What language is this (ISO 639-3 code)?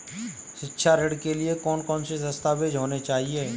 hin